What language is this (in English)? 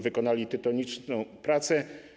Polish